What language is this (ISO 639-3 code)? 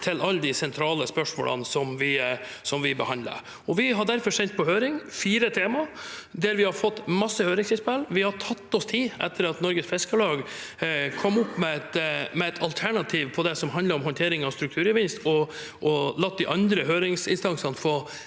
nor